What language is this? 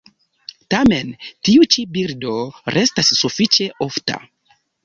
Esperanto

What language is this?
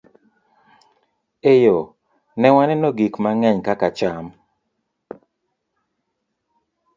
Luo (Kenya and Tanzania)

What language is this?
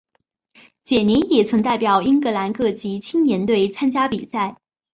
Chinese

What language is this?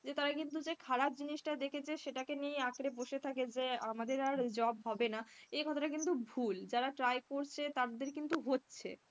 Bangla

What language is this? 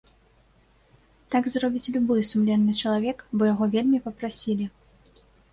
Belarusian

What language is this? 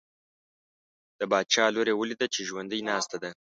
Pashto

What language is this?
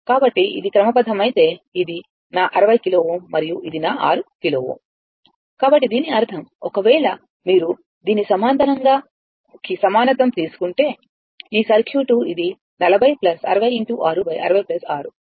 Telugu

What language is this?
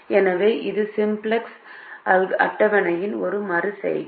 Tamil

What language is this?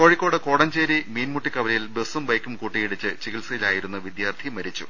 Malayalam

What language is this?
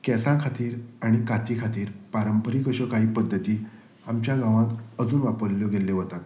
Konkani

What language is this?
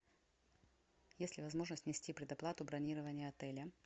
Russian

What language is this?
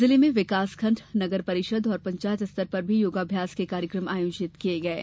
Hindi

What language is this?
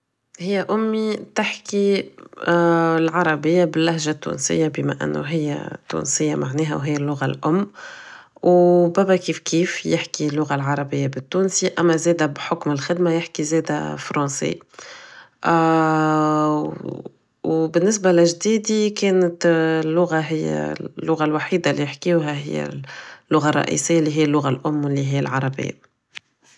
Tunisian Arabic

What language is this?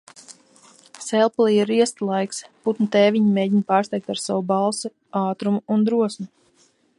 Latvian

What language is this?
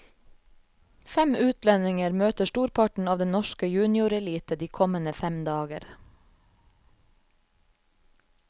Norwegian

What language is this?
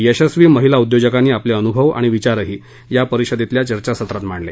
Marathi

